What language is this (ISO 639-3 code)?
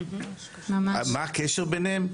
heb